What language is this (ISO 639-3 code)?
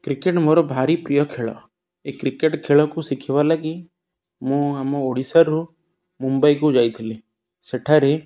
ori